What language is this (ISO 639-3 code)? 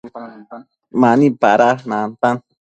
mcf